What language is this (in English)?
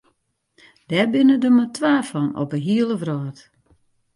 Western Frisian